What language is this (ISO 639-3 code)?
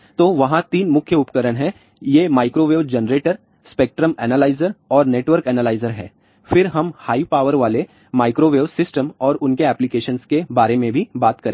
hin